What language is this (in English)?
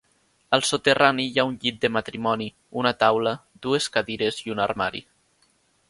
Catalan